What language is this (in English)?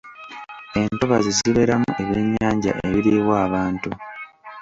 Ganda